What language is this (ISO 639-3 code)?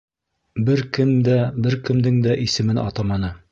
bak